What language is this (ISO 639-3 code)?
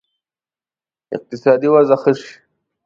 pus